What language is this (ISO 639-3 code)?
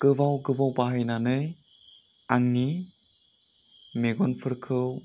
brx